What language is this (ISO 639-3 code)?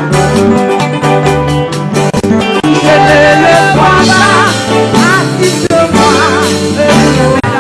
ind